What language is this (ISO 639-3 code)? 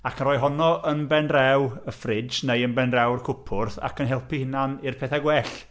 cym